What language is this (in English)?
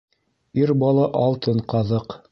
Bashkir